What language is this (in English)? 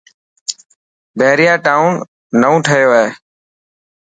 Dhatki